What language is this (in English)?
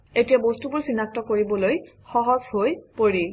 Assamese